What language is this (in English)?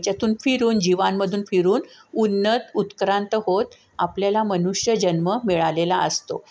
Marathi